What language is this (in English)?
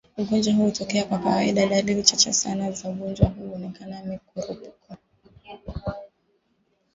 Swahili